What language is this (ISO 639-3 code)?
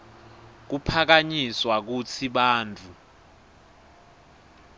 ssw